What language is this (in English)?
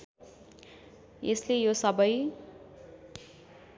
Nepali